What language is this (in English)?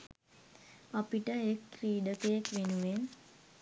Sinhala